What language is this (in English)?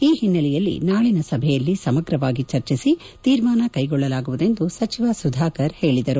Kannada